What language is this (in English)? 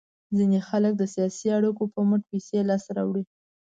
Pashto